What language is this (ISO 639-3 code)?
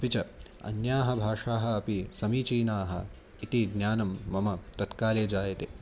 san